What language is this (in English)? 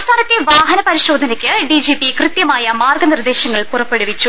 Malayalam